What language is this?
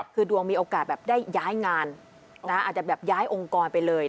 Thai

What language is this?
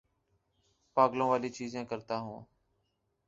Urdu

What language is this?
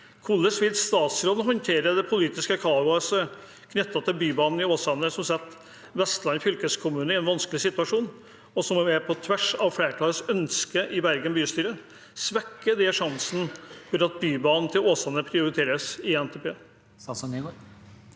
Norwegian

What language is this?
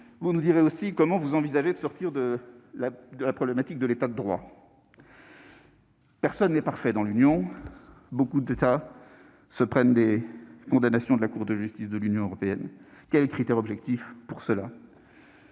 French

